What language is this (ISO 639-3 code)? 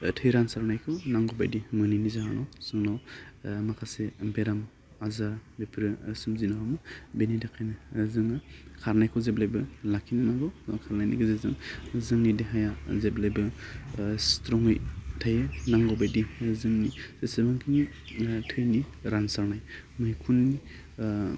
brx